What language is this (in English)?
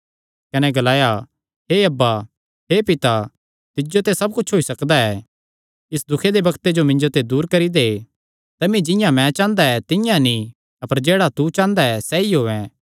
Kangri